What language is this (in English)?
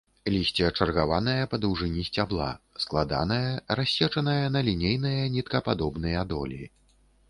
Belarusian